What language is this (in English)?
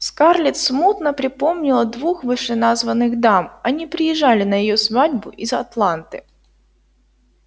Russian